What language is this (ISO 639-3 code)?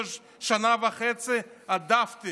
heb